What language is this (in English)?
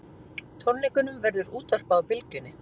Icelandic